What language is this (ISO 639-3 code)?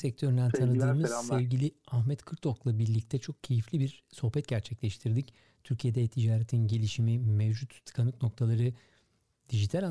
tur